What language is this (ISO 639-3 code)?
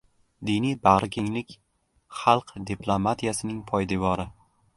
uzb